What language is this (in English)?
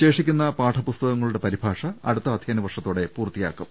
Malayalam